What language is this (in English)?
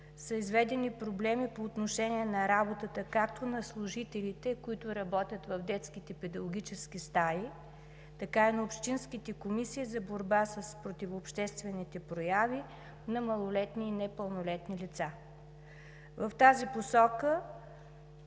Bulgarian